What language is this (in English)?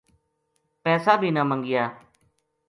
Gujari